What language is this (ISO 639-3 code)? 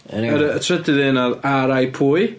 cym